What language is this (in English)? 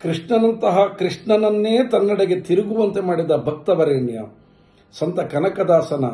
Kannada